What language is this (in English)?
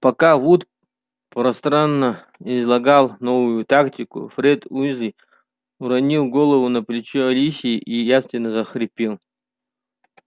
Russian